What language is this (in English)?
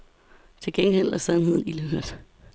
Danish